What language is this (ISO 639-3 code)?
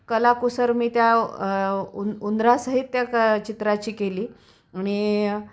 mar